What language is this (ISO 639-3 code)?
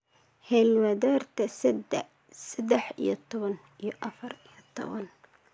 som